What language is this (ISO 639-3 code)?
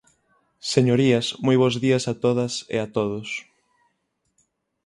glg